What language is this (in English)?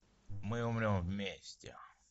Russian